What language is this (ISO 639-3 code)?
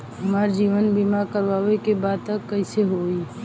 bho